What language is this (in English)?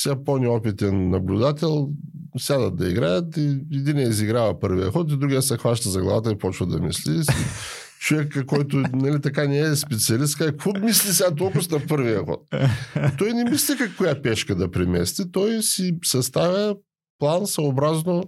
Bulgarian